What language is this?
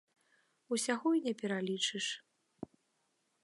Belarusian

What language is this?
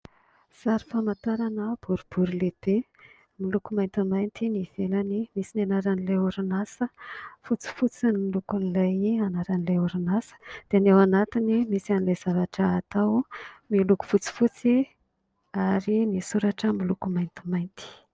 Malagasy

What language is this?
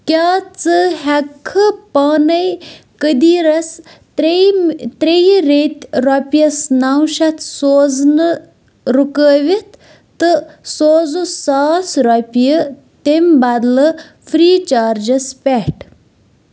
Kashmiri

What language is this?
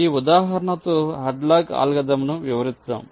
Telugu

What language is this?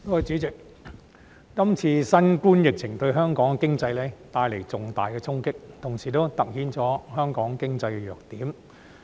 Cantonese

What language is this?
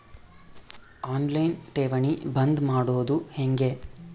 Kannada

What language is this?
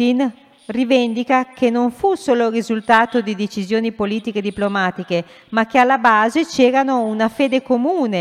Italian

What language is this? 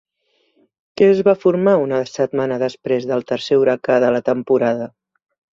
Catalan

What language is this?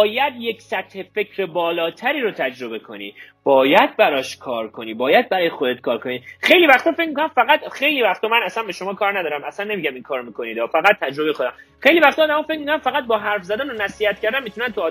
Persian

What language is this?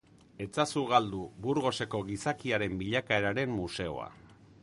Basque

